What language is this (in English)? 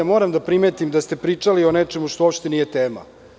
Serbian